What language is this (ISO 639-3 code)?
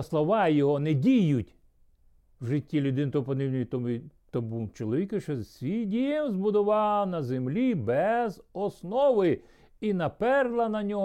ukr